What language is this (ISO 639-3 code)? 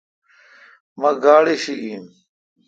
xka